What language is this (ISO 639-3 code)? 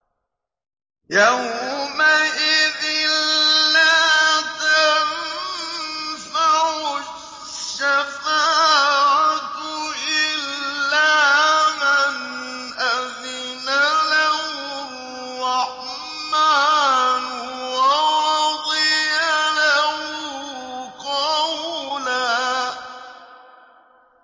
ara